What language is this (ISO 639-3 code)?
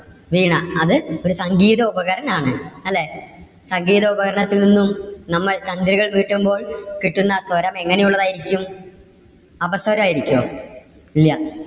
mal